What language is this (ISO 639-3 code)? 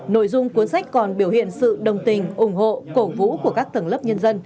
vie